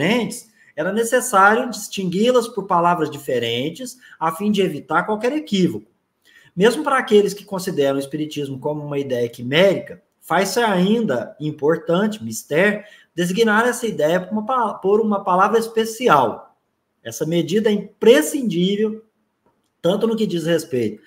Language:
Portuguese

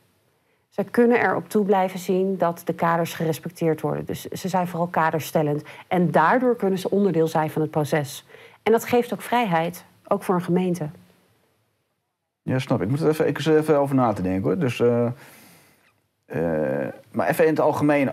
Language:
Dutch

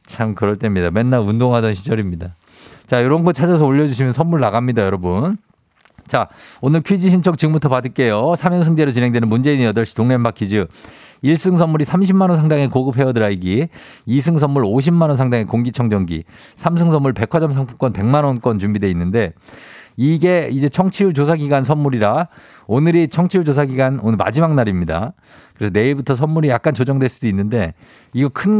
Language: Korean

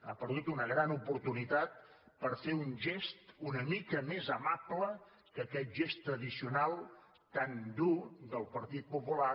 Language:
Catalan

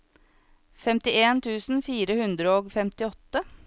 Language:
Norwegian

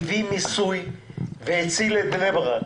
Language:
Hebrew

